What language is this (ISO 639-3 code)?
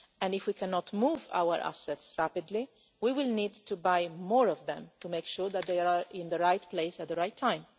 eng